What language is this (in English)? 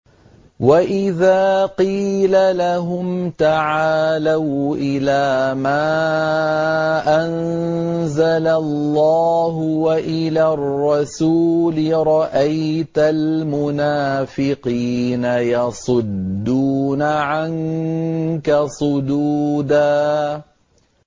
Arabic